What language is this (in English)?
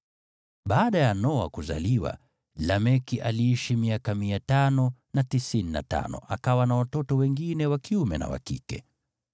Swahili